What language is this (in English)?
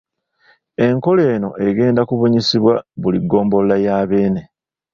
Ganda